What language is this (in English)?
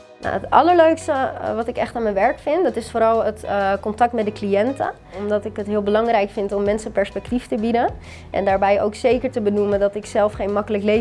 Dutch